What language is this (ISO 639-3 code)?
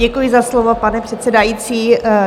ces